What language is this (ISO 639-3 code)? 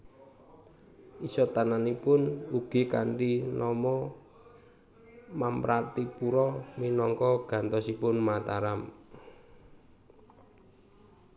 jav